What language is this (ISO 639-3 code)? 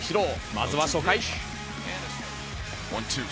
jpn